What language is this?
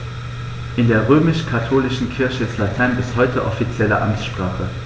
German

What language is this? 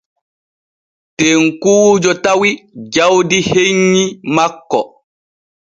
Borgu Fulfulde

